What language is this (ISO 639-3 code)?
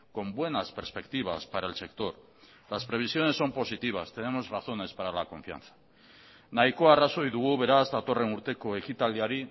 spa